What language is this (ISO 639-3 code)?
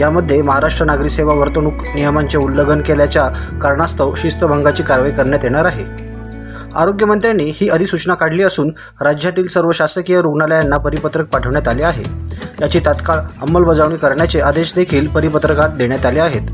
mar